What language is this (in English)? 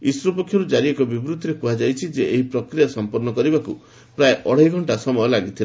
Odia